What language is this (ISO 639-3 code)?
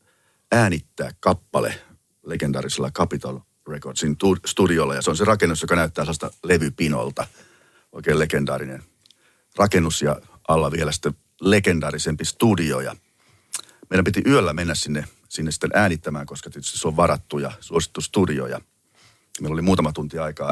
fin